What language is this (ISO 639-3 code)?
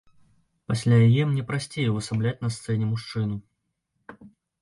bel